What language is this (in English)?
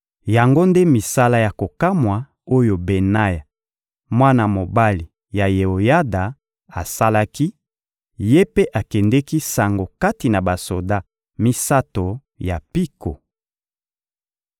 Lingala